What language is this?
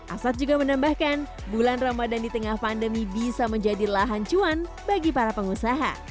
Indonesian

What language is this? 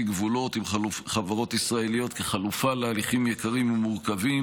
Hebrew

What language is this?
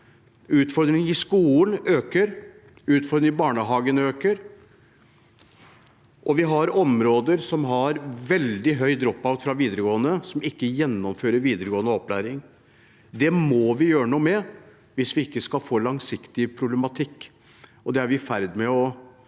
Norwegian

